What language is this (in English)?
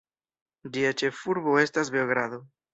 Esperanto